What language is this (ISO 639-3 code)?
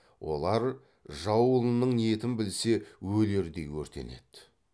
kaz